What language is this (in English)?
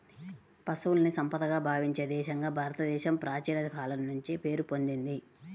Telugu